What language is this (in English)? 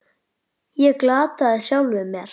Icelandic